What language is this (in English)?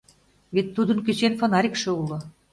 Mari